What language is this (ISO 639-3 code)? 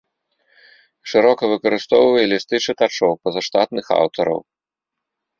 bel